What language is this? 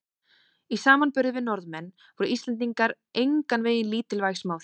Icelandic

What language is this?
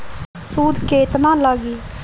Bhojpuri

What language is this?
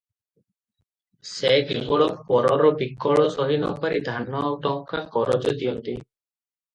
Odia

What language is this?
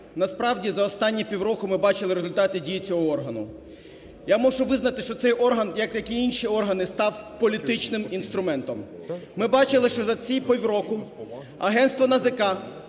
Ukrainian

